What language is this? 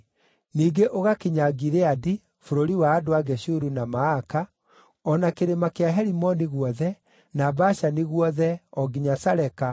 Kikuyu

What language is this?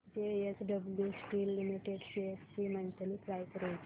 Marathi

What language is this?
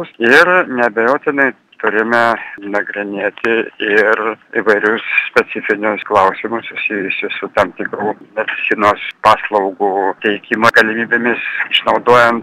Romanian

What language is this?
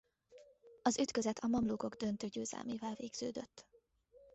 Hungarian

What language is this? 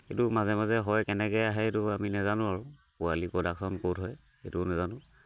Assamese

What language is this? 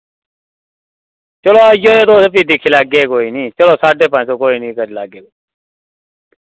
Dogri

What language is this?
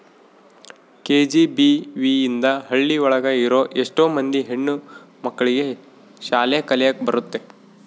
Kannada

